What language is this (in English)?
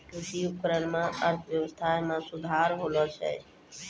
Maithili